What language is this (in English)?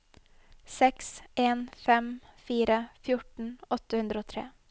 Norwegian